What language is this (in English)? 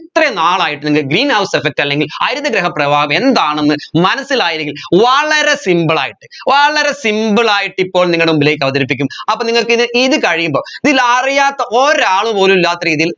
Malayalam